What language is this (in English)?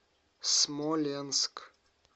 Russian